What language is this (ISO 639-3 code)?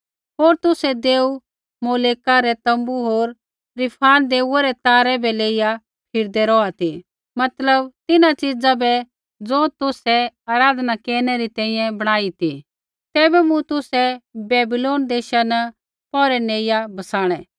kfx